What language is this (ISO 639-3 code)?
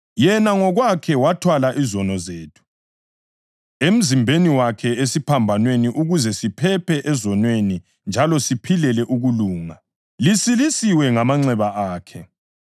nde